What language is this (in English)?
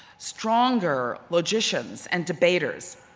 English